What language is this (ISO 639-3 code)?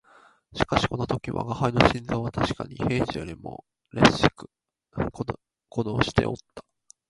jpn